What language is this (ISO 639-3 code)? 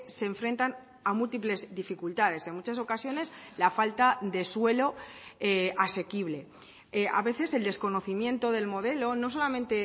spa